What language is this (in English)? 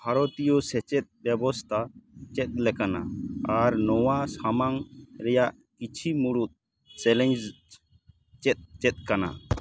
Santali